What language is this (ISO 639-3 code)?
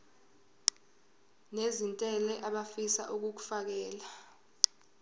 zul